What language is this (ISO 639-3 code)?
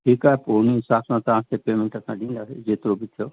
snd